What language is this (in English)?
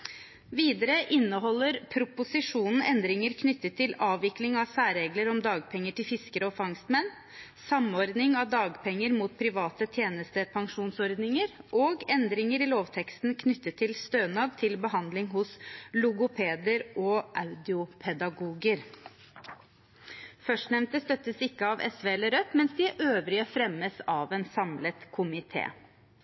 Norwegian Bokmål